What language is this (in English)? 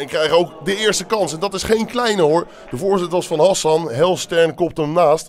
Dutch